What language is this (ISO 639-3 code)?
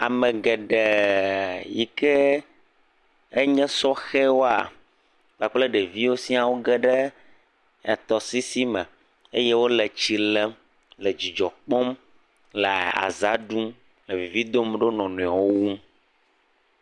ewe